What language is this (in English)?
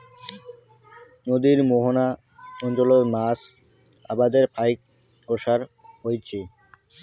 Bangla